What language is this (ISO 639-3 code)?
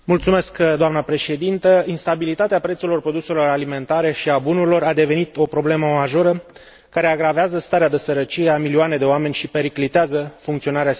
ron